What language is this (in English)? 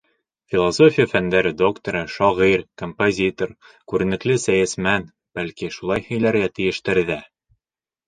Bashkir